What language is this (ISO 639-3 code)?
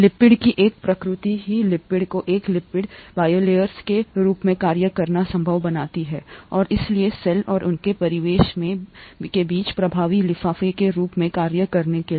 hin